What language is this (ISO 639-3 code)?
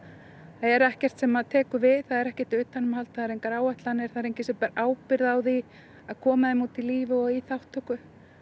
isl